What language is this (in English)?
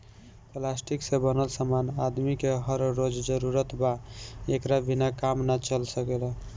Bhojpuri